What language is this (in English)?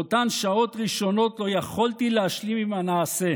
Hebrew